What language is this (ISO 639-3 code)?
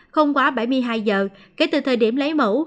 vie